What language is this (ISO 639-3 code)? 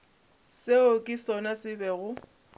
nso